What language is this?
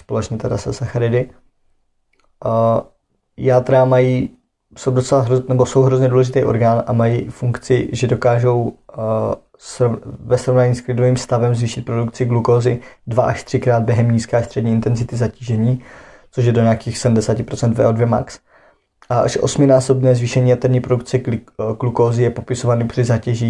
Czech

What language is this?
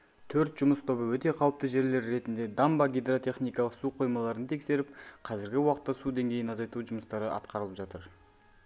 Kazakh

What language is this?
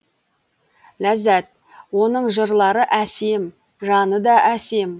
Kazakh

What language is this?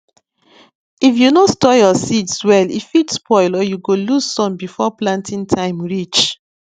Nigerian Pidgin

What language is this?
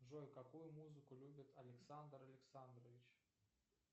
Russian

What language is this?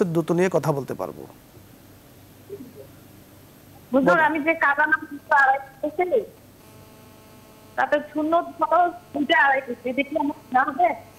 Romanian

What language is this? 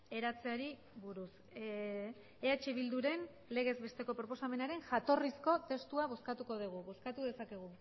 Basque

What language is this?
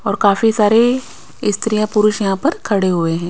Hindi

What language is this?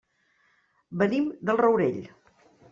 Catalan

